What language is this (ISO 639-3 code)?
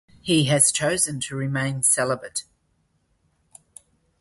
eng